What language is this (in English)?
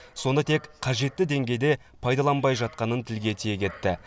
Kazakh